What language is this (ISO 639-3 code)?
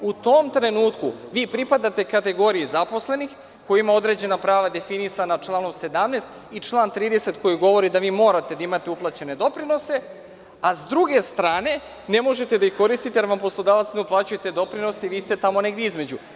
srp